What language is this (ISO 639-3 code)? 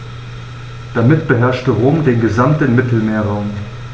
deu